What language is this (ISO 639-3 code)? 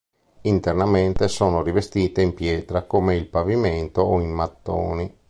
ita